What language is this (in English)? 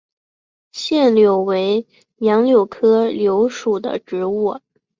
Chinese